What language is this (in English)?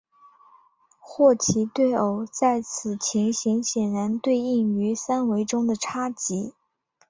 Chinese